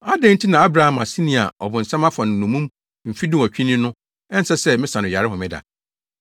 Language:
Akan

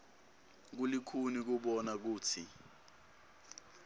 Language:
Swati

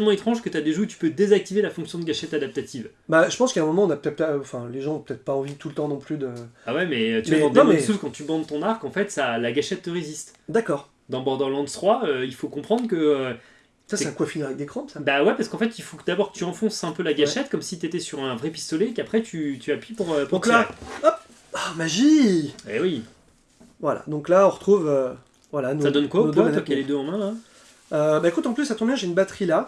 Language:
French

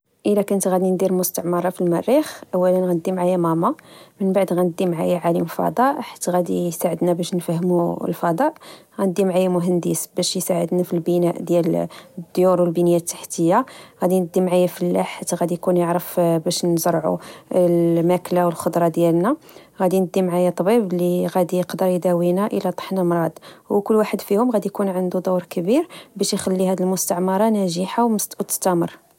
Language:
Moroccan Arabic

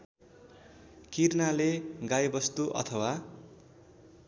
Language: Nepali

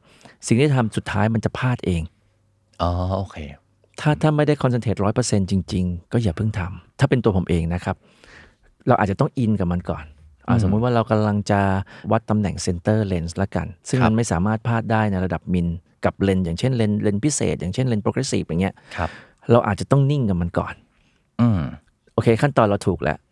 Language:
Thai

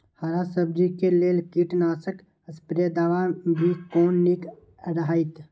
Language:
Maithili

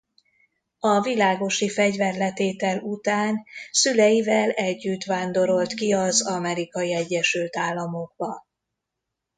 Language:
Hungarian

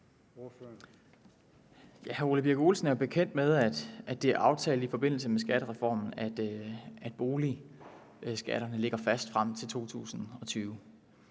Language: Danish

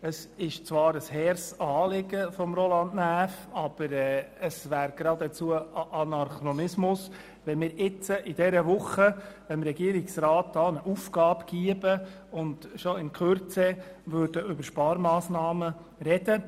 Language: Swiss German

